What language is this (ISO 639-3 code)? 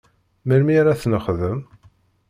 kab